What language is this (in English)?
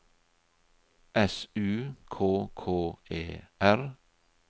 Norwegian